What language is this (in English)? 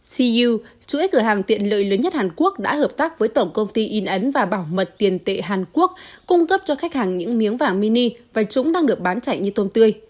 Vietnamese